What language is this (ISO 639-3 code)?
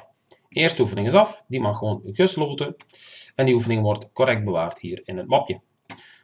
nld